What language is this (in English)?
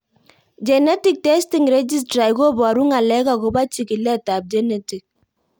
Kalenjin